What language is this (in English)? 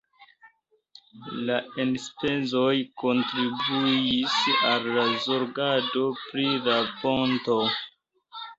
Esperanto